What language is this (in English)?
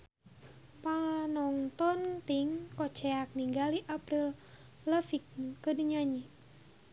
Sundanese